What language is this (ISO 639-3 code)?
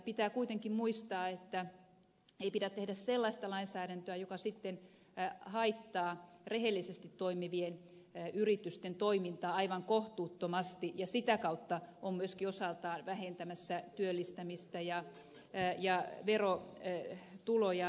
fin